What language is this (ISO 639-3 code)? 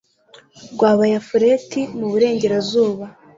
kin